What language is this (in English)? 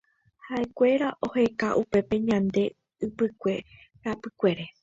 Guarani